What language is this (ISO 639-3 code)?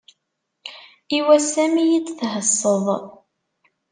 kab